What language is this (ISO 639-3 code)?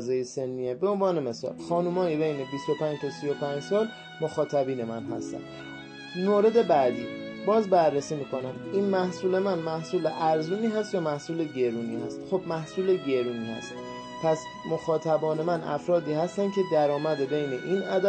fas